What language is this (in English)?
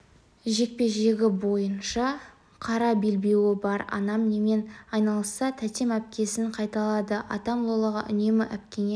Kazakh